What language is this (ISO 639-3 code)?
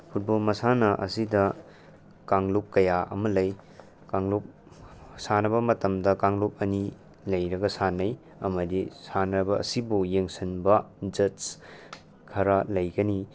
mni